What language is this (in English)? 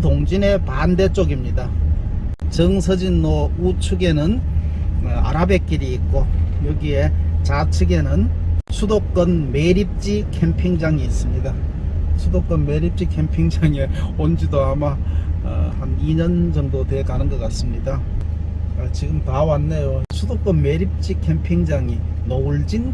Korean